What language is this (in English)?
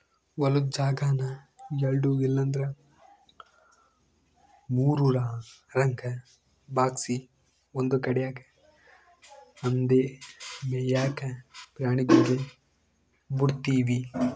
Kannada